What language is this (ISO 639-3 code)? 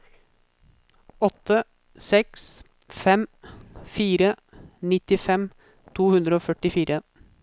nor